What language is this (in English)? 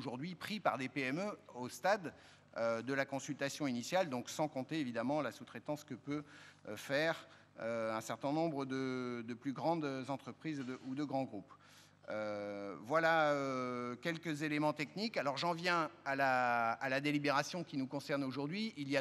French